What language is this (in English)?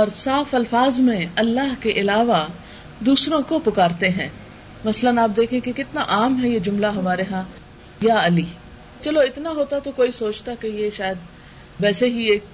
Urdu